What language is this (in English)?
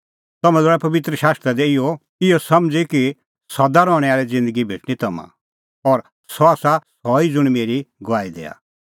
Kullu Pahari